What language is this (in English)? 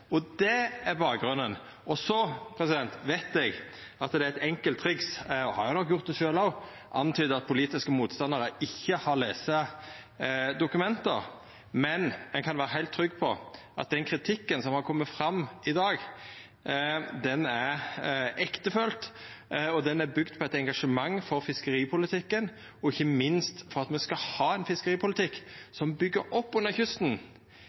Norwegian Nynorsk